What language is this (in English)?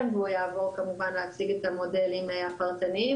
Hebrew